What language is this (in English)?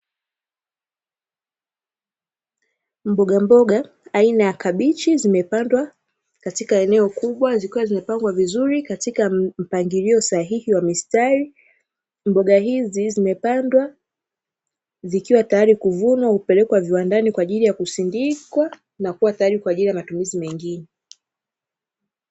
Swahili